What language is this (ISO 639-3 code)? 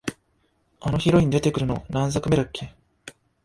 jpn